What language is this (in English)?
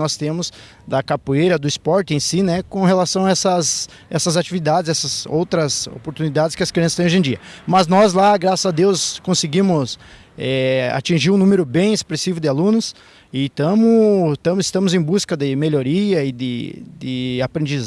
Portuguese